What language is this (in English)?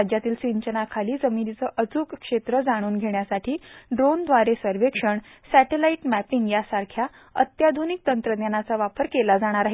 Marathi